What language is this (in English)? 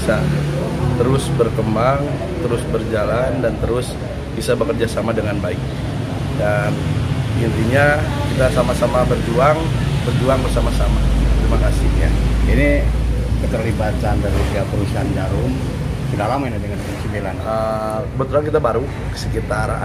Indonesian